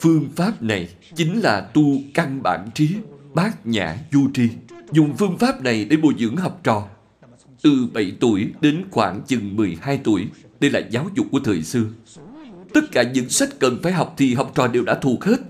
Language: Vietnamese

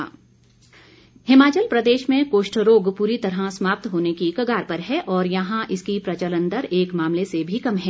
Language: Hindi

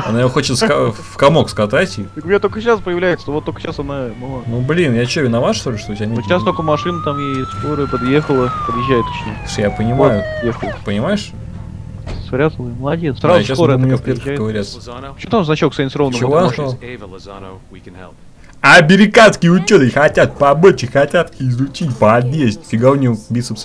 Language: Russian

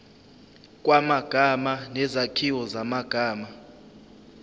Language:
Zulu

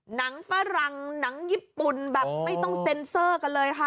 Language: Thai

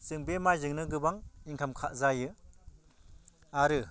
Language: Bodo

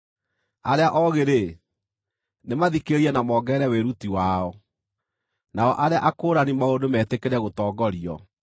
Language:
Kikuyu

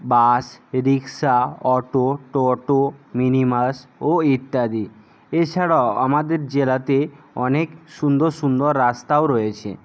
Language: Bangla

